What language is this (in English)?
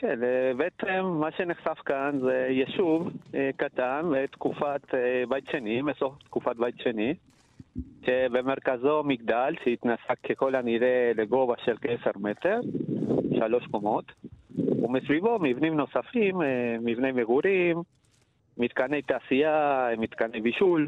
Hebrew